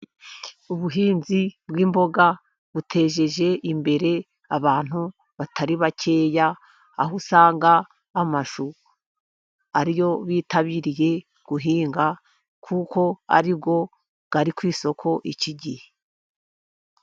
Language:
Kinyarwanda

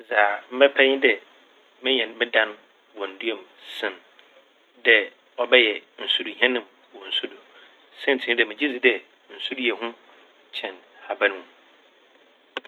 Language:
Akan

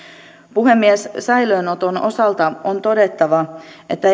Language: Finnish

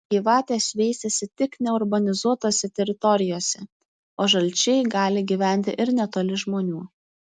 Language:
Lithuanian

